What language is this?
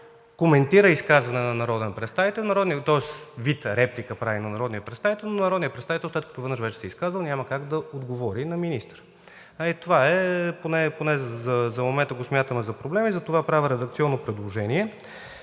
Bulgarian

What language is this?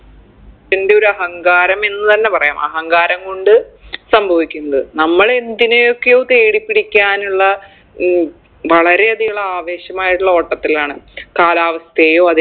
Malayalam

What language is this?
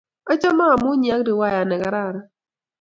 Kalenjin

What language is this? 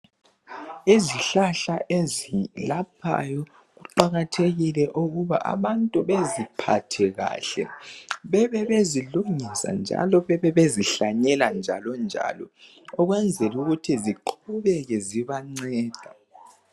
North Ndebele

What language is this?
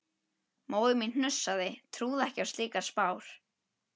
Icelandic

